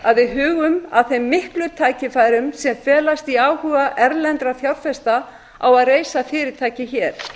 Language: Icelandic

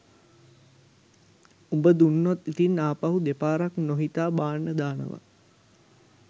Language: Sinhala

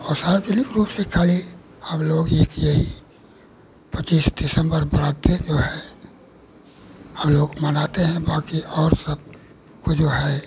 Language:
Hindi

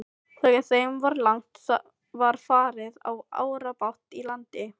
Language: Icelandic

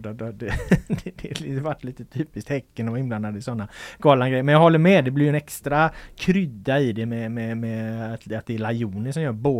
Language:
Swedish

